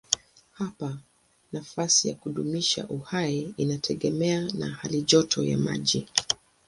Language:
Swahili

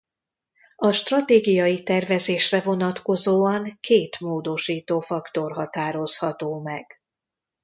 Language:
Hungarian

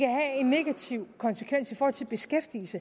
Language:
Danish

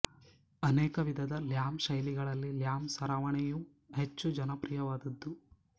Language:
Kannada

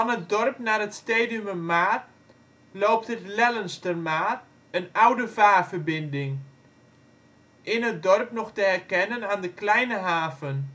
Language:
Dutch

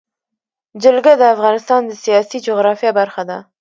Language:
Pashto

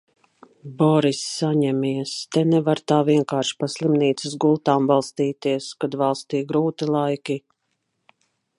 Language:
Latvian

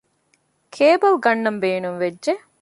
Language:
Divehi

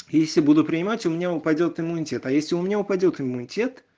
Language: Russian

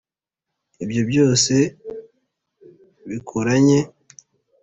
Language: Kinyarwanda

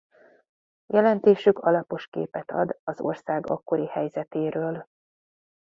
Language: Hungarian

